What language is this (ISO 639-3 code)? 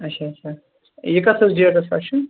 kas